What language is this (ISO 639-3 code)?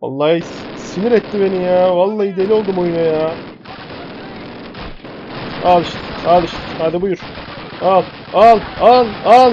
tur